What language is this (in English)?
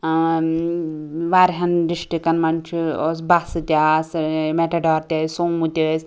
Kashmiri